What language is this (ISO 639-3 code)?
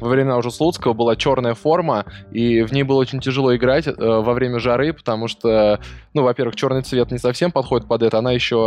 rus